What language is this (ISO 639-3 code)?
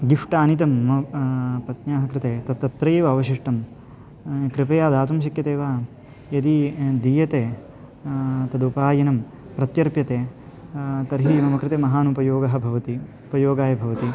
san